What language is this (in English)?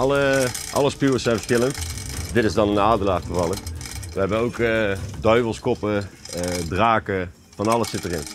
Dutch